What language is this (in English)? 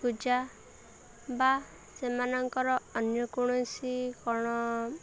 Odia